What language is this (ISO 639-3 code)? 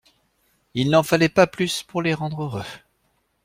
fra